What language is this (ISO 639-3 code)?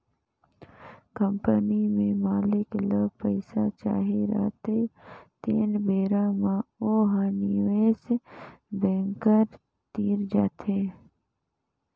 hne